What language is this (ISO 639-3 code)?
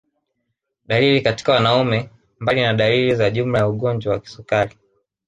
swa